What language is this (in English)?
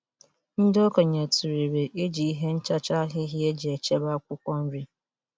Igbo